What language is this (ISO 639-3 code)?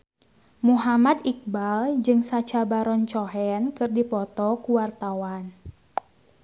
sun